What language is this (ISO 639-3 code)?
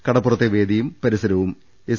mal